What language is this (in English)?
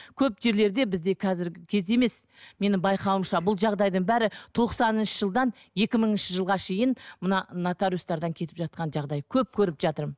Kazakh